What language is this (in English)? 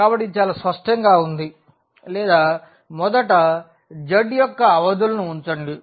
Telugu